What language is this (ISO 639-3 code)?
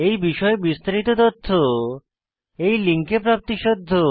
ben